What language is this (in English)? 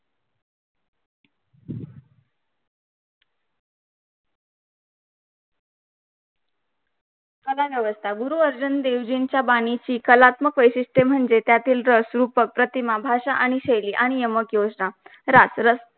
Marathi